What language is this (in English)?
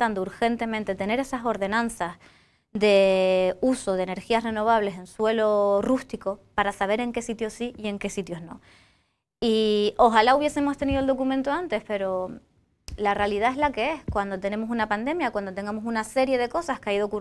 Spanish